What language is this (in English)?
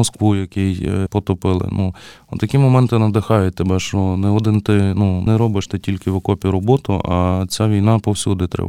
Ukrainian